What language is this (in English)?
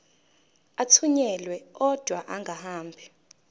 Zulu